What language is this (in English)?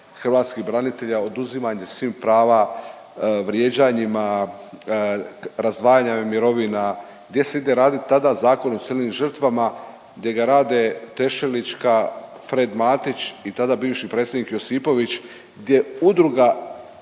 Croatian